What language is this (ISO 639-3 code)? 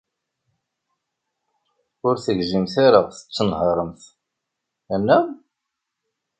kab